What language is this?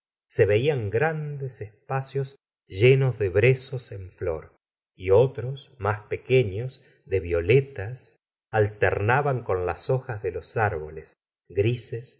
Spanish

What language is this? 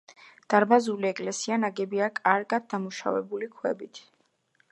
Georgian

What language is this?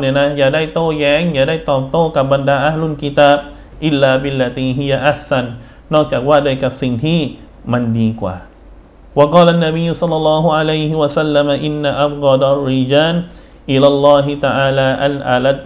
Thai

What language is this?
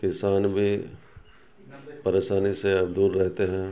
Urdu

